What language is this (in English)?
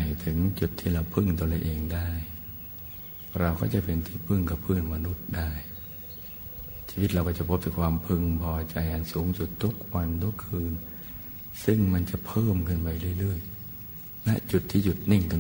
Thai